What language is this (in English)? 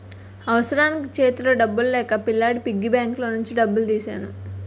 Telugu